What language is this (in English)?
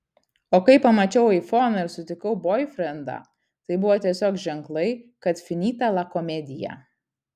Lithuanian